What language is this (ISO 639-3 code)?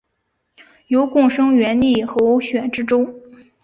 zho